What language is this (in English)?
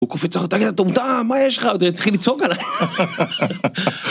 Hebrew